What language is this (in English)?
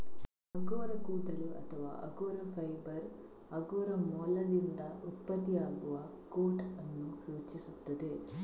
Kannada